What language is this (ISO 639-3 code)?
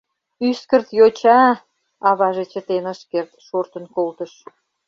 chm